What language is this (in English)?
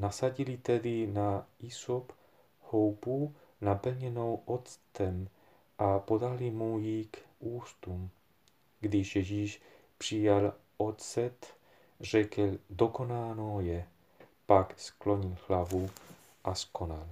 Czech